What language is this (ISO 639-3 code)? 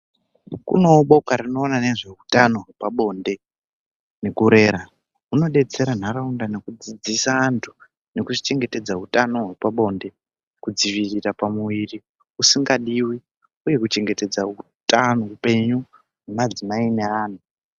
ndc